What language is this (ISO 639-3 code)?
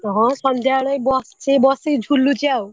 ori